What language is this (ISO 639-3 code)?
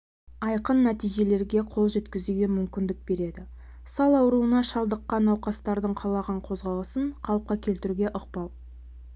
kaz